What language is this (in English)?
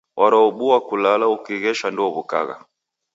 Taita